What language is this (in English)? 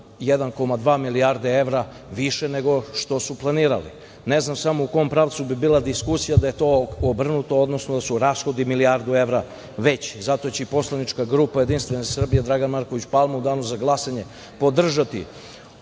Serbian